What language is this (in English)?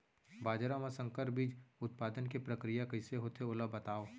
Chhattisgarhi